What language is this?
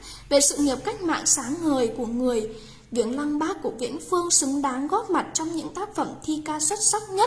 Vietnamese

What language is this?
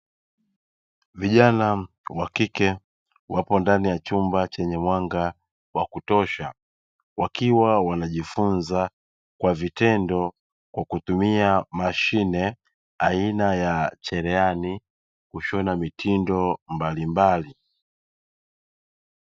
Swahili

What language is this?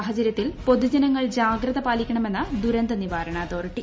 Malayalam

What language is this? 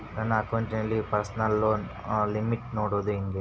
Kannada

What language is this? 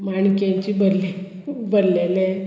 Konkani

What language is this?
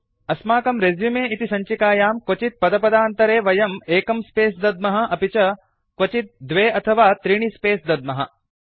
Sanskrit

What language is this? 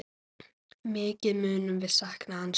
Icelandic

